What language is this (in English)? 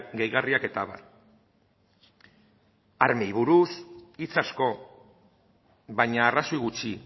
Basque